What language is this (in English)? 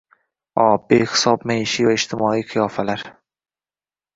Uzbek